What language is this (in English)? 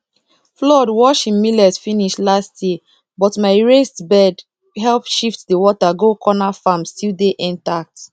Nigerian Pidgin